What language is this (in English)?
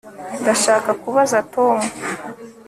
Kinyarwanda